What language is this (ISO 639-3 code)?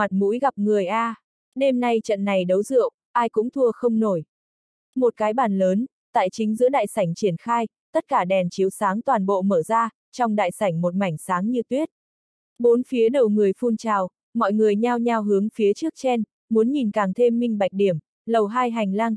vie